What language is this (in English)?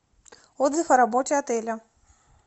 Russian